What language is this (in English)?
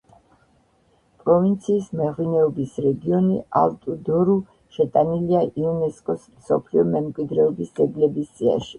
Georgian